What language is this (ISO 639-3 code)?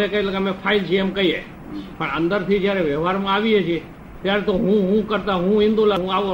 guj